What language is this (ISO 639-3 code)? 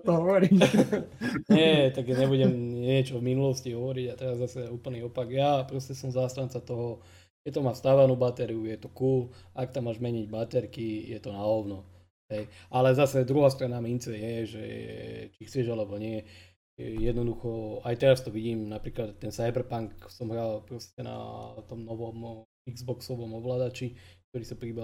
slk